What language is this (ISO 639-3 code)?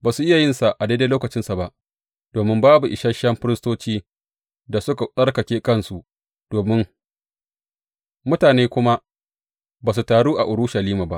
hau